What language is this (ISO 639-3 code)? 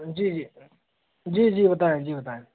hin